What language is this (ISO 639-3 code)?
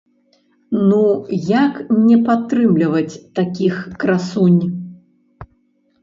bel